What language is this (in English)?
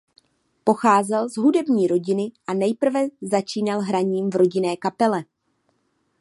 Czech